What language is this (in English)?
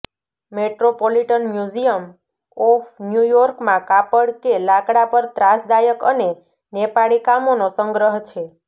Gujarati